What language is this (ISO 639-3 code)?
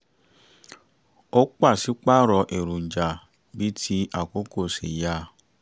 yor